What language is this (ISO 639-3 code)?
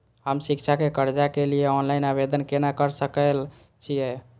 mai